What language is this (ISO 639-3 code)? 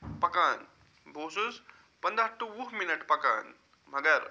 kas